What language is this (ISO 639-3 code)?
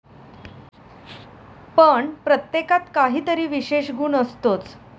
mar